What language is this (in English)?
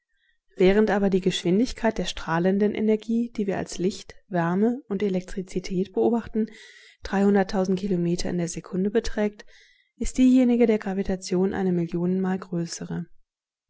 German